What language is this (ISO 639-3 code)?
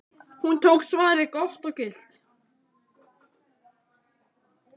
isl